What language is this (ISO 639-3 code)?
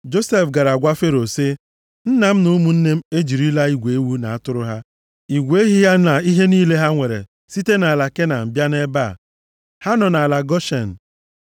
ibo